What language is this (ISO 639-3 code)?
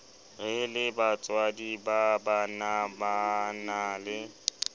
sot